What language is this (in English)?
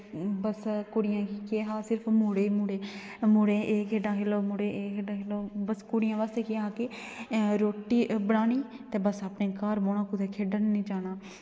Dogri